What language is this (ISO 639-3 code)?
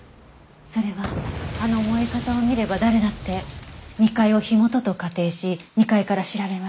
jpn